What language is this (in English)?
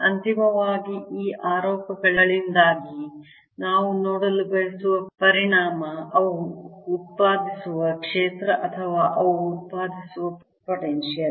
Kannada